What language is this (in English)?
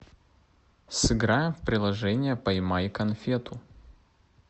Russian